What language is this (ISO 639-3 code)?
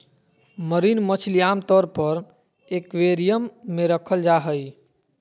mag